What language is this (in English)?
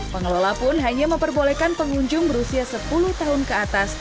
Indonesian